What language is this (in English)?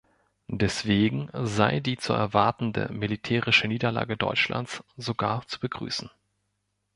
German